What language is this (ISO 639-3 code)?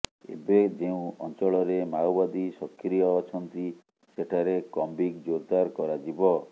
ori